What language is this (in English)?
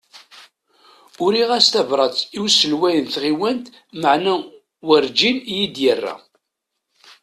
Kabyle